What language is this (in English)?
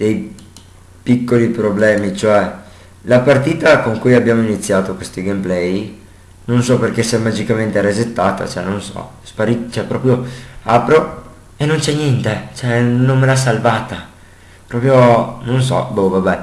Italian